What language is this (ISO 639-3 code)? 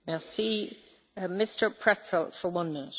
deu